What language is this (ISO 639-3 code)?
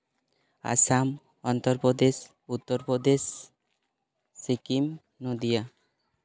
sat